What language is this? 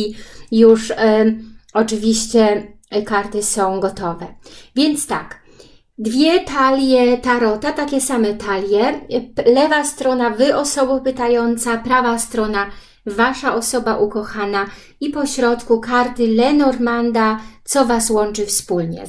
Polish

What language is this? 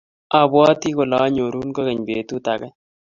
Kalenjin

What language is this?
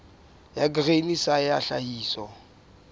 Southern Sotho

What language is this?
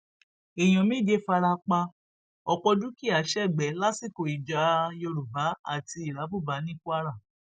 Yoruba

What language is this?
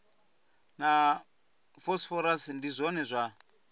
Venda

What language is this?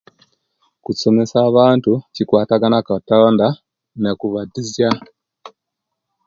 Kenyi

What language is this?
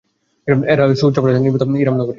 Bangla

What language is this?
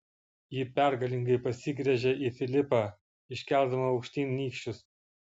Lithuanian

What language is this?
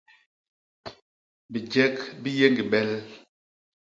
Basaa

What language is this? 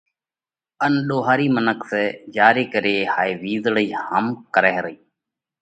Parkari Koli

